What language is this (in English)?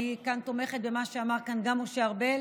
Hebrew